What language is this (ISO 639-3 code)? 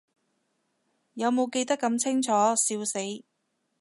yue